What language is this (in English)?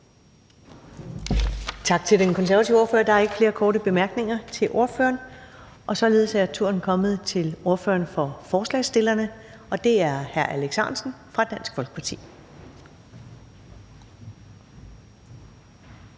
Danish